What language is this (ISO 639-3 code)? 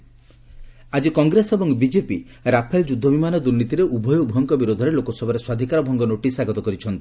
ori